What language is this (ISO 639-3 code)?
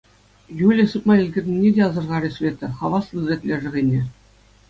chv